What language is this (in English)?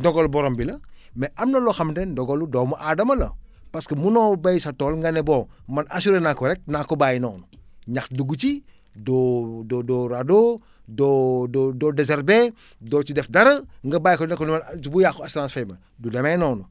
Wolof